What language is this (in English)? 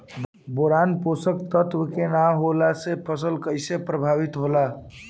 Bhojpuri